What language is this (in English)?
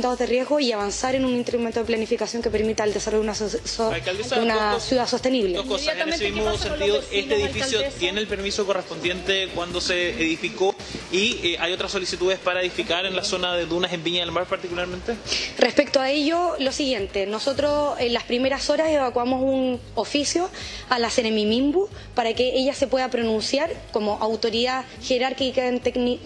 Spanish